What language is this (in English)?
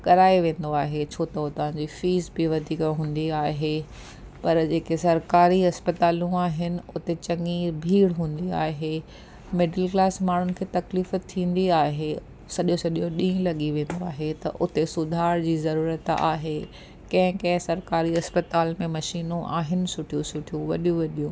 Sindhi